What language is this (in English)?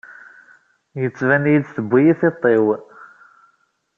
Kabyle